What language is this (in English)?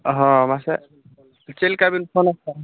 Santali